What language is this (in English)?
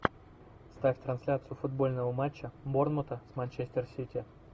Russian